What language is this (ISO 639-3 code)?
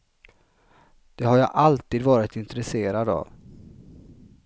swe